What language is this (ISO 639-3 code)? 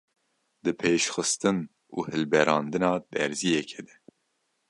kur